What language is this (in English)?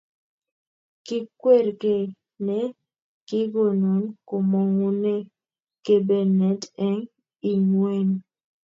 Kalenjin